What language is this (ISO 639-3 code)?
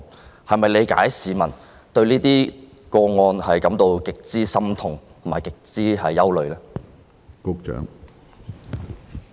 yue